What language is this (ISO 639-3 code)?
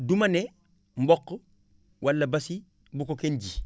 wol